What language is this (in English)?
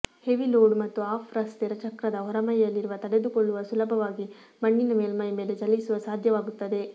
Kannada